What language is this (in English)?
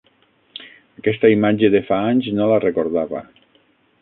Catalan